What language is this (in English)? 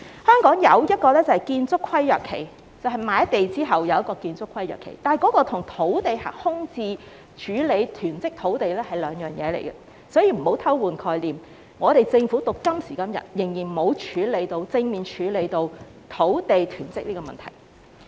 Cantonese